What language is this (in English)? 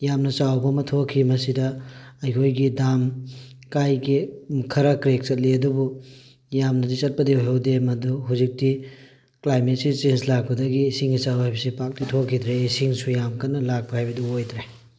Manipuri